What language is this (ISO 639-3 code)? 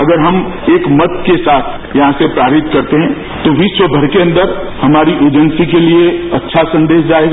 hin